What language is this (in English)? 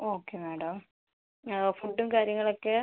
Malayalam